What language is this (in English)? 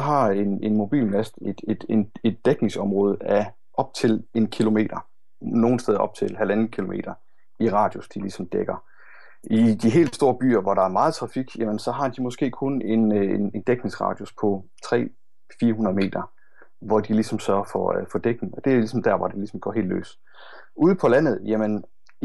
Danish